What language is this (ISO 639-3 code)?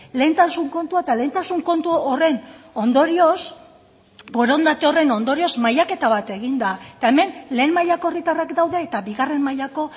eus